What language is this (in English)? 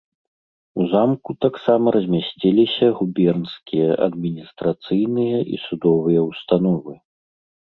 Belarusian